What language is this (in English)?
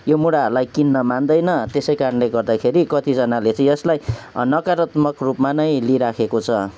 Nepali